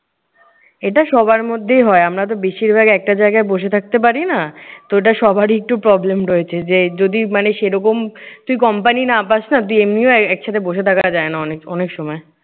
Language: Bangla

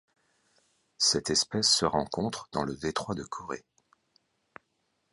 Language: French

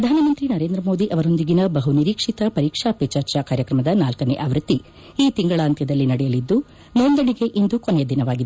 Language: Kannada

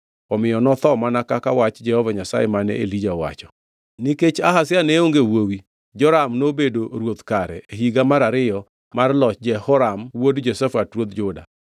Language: Luo (Kenya and Tanzania)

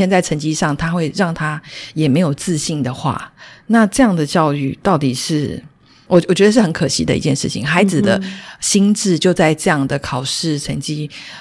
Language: Chinese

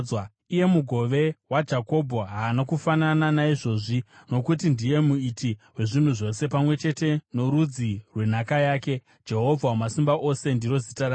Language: Shona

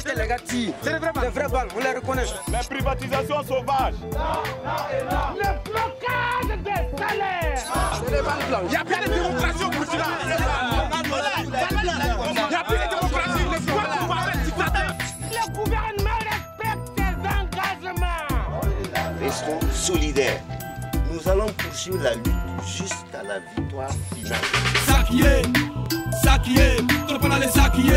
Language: French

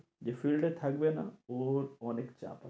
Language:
Bangla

